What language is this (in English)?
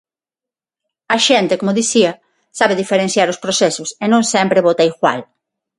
Galician